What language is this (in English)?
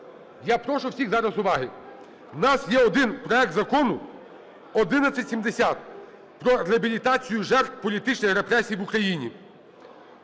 Ukrainian